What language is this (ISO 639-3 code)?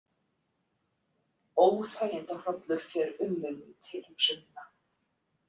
isl